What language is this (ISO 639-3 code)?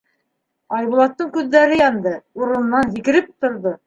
bak